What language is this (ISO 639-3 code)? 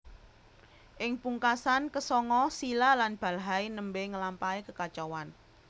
jav